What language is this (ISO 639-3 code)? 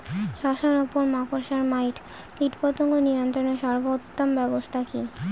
ben